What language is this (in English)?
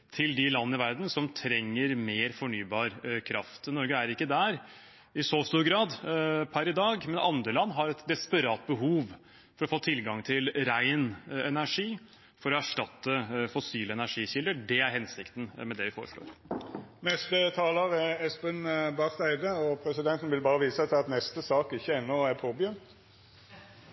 Norwegian